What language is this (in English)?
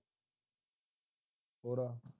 Punjabi